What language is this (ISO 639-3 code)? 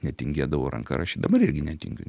lit